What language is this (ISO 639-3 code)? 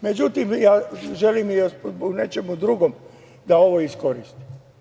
srp